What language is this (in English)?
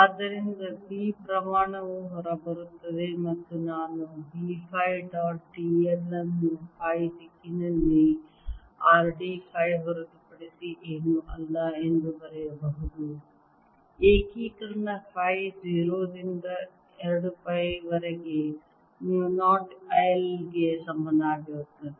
Kannada